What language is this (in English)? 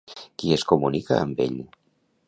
Catalan